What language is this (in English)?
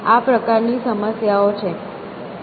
Gujarati